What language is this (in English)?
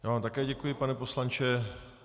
Czech